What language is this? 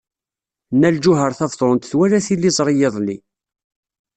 Kabyle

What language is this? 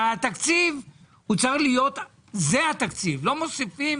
Hebrew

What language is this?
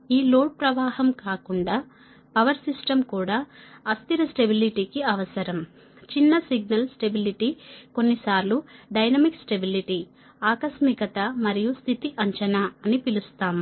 Telugu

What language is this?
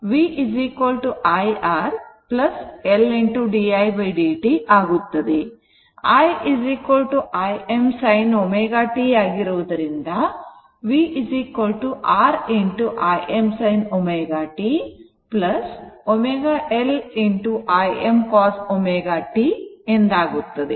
Kannada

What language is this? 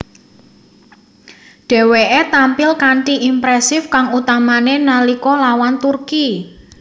Javanese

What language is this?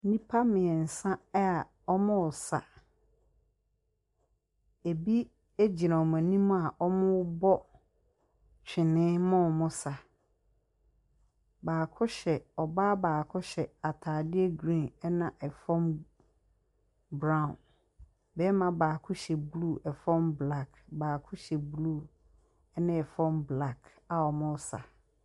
Akan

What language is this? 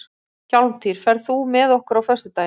Icelandic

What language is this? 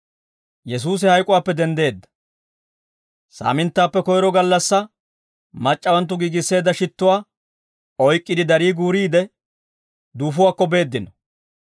Dawro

